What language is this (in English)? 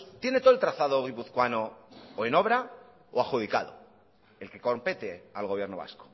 Spanish